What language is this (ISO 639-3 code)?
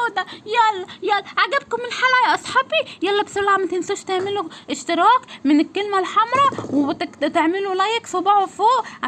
ara